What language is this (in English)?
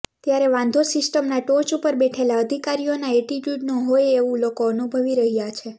Gujarati